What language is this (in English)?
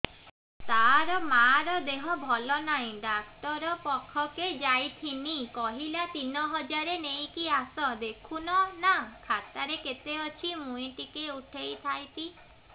Odia